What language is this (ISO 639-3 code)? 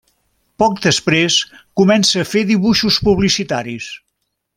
cat